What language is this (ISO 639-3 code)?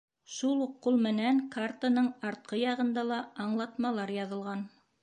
bak